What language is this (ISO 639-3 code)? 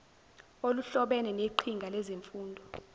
zul